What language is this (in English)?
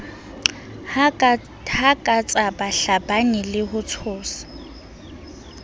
Southern Sotho